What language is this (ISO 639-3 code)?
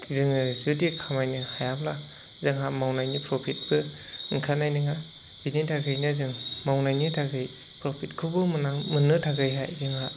brx